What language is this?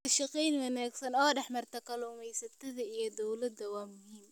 Somali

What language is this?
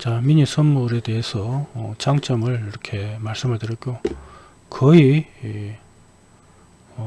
Korean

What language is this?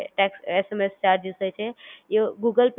Gujarati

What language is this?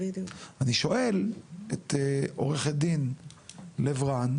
Hebrew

